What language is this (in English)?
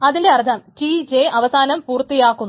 Malayalam